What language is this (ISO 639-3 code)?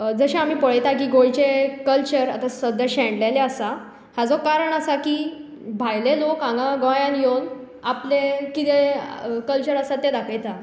kok